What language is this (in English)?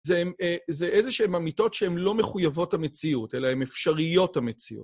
Hebrew